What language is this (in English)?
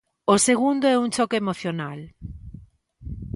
Galician